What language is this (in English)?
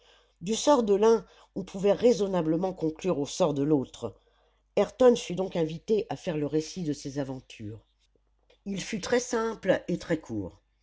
French